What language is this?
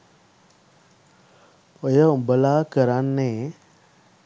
Sinhala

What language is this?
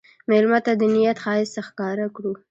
Pashto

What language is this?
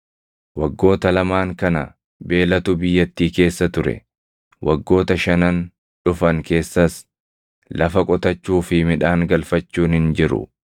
Oromo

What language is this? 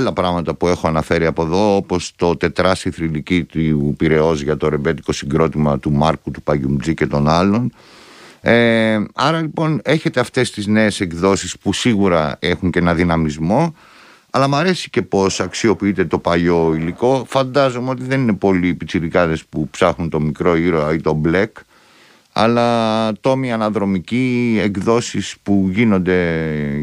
Greek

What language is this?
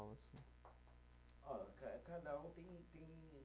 Portuguese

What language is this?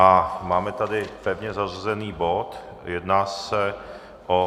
Czech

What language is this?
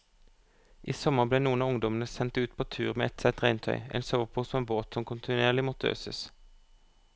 Norwegian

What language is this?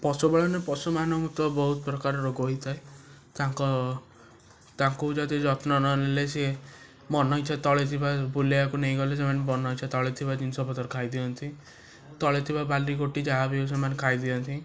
Odia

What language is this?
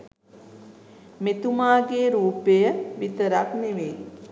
Sinhala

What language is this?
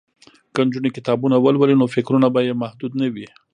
Pashto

